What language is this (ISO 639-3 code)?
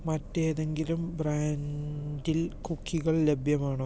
mal